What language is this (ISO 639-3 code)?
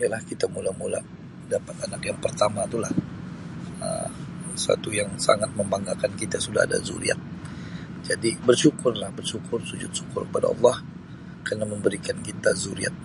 msi